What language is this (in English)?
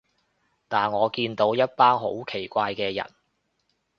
Cantonese